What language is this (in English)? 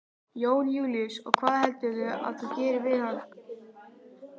Icelandic